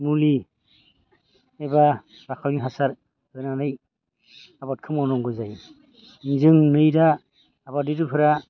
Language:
Bodo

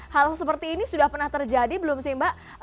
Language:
Indonesian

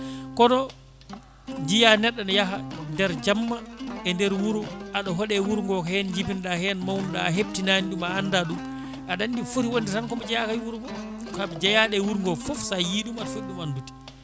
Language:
Fula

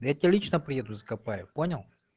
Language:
Russian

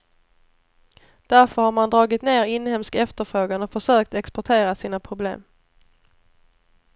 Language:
Swedish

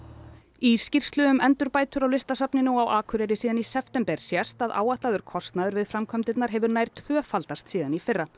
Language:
Icelandic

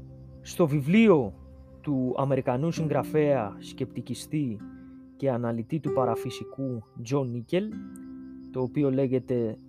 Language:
Greek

